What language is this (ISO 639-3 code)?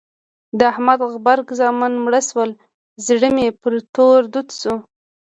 pus